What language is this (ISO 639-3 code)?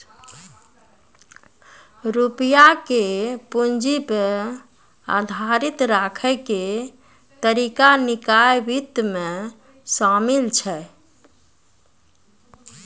mai